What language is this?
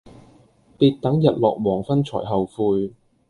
Cantonese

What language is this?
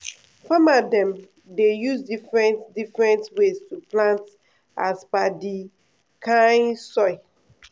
Nigerian Pidgin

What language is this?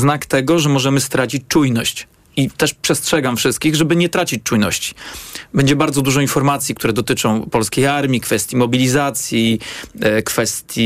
Polish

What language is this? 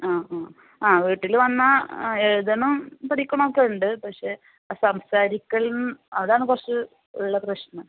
Malayalam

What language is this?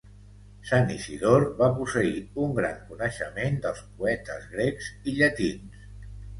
Catalan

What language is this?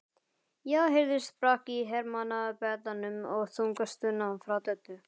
Icelandic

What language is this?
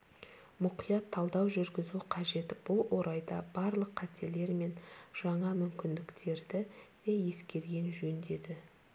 Kazakh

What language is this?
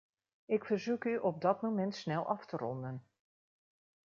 Dutch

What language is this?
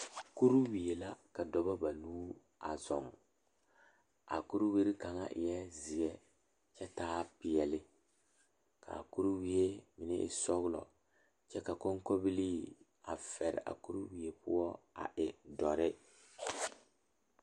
Southern Dagaare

